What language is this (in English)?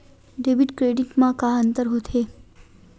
Chhattisgarhi